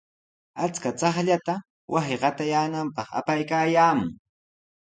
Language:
Sihuas Ancash Quechua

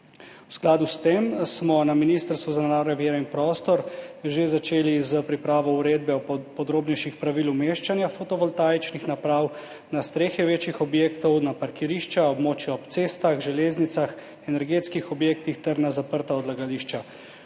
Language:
Slovenian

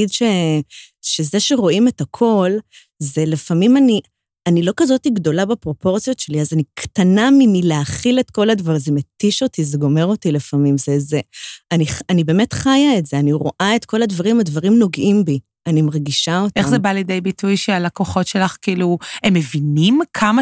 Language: Hebrew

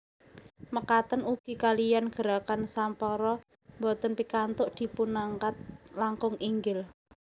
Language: Javanese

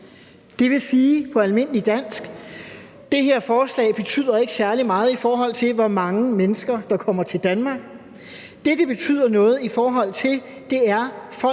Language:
Danish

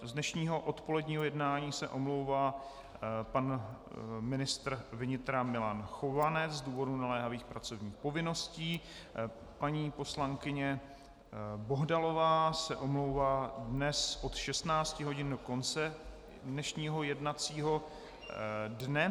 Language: Czech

